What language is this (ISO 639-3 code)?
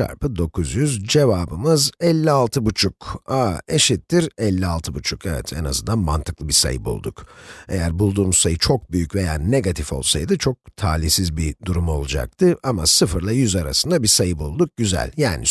tur